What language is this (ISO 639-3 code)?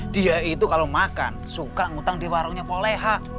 ind